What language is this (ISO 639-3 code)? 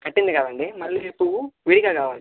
tel